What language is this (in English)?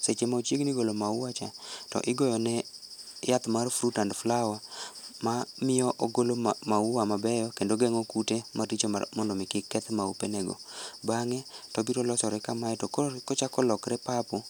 Luo (Kenya and Tanzania)